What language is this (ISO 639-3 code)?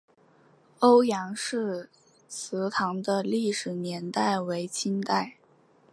zho